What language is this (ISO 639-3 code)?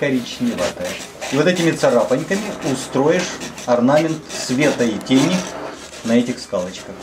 rus